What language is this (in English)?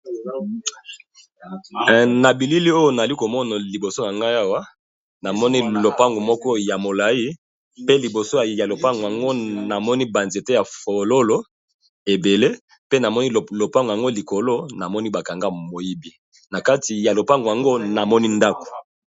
Lingala